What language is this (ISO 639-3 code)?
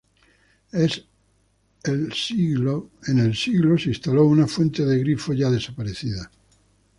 spa